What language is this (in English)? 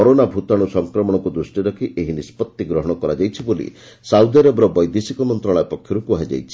Odia